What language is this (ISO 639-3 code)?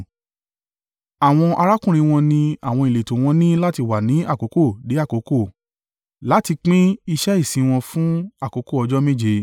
yor